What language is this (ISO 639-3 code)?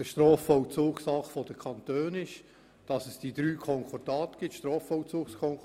gsw